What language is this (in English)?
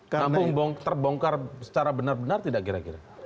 Indonesian